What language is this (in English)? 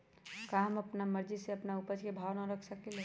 Magahi